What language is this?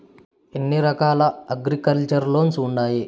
Telugu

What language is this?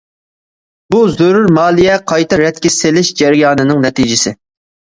Uyghur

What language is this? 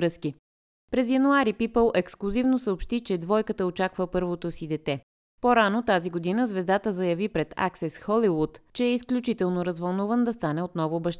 Bulgarian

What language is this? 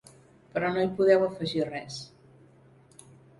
Catalan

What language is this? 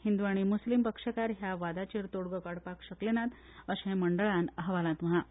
Konkani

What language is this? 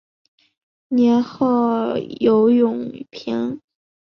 Chinese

